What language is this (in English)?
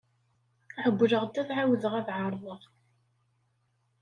Kabyle